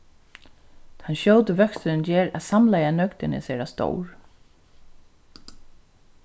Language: Faroese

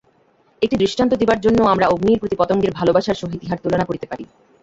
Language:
Bangla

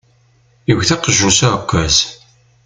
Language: Kabyle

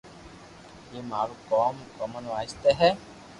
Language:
Loarki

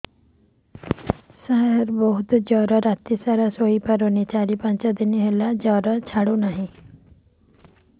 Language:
Odia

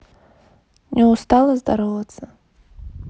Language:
Russian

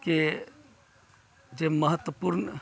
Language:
Maithili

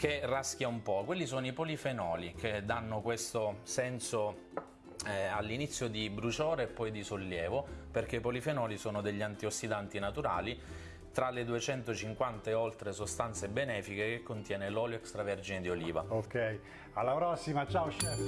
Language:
Italian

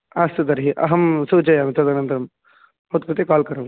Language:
Sanskrit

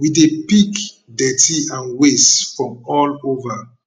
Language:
Nigerian Pidgin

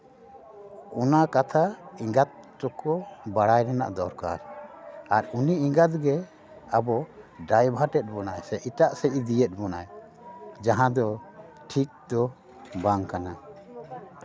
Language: Santali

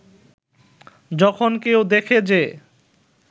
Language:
Bangla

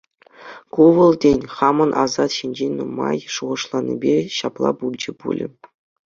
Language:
Chuvash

